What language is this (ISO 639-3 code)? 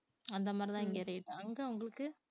tam